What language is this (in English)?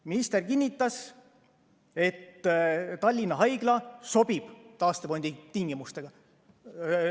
Estonian